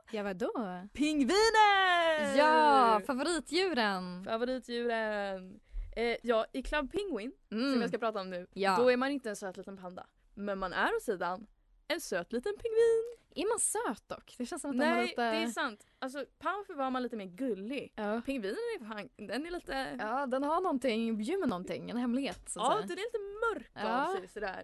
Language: Swedish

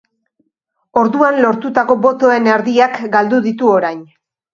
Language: Basque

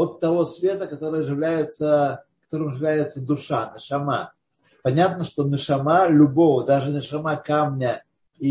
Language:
Russian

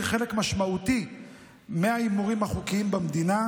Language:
Hebrew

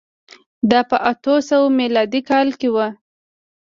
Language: Pashto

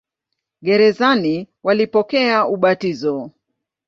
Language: Swahili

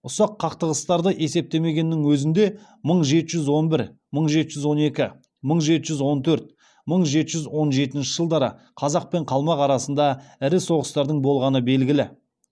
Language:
Kazakh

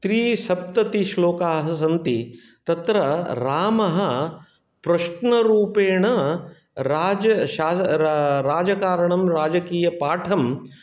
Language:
Sanskrit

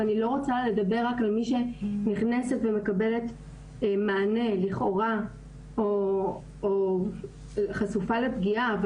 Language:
Hebrew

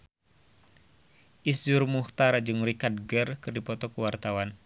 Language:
Sundanese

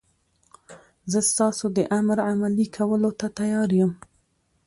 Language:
Pashto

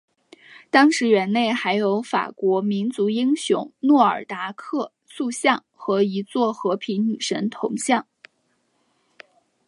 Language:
Chinese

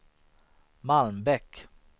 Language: Swedish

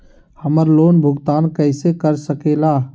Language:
Magahi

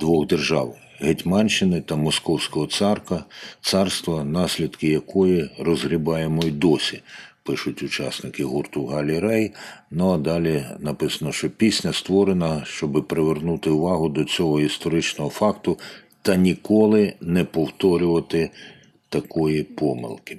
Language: Ukrainian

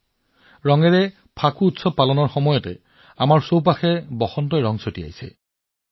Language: Assamese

